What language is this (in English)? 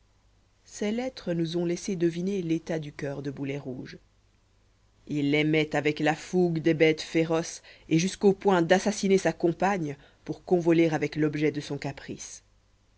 French